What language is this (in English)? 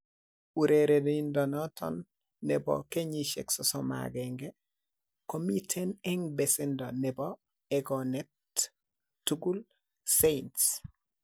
Kalenjin